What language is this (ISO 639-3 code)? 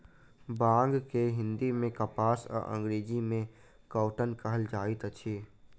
mai